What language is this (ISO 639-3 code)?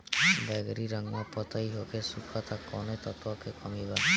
bho